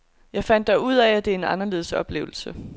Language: Danish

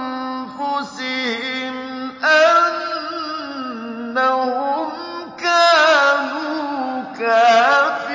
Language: Arabic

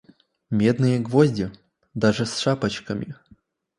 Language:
Russian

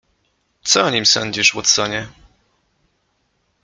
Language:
Polish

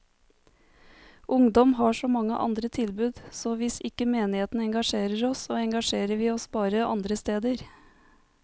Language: Norwegian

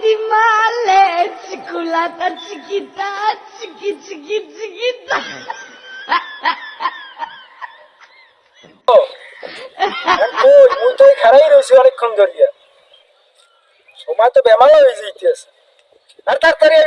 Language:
Bangla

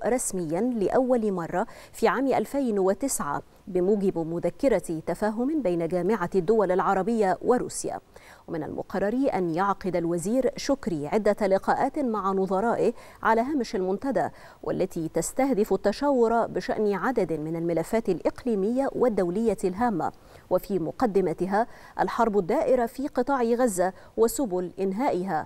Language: Arabic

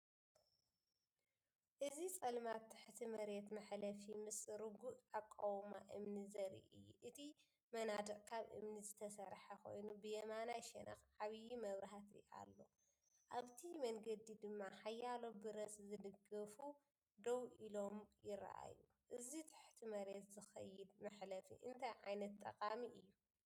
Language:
Tigrinya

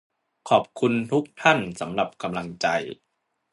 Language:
Thai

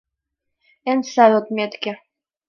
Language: Mari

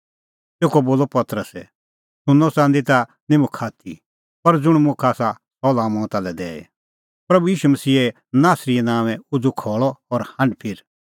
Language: Kullu Pahari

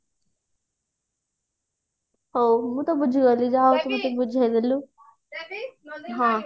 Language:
Odia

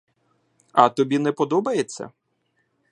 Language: Ukrainian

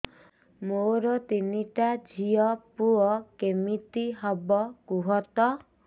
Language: Odia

